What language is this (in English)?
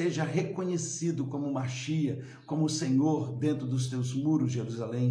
Portuguese